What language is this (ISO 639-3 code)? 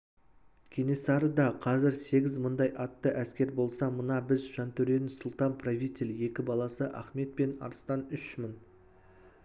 kaz